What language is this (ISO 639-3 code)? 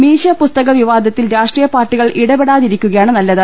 mal